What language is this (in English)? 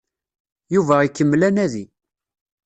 Kabyle